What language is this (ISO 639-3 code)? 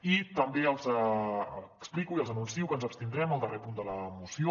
cat